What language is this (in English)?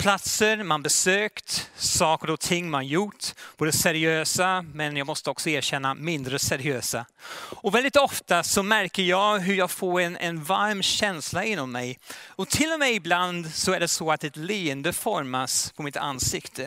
Swedish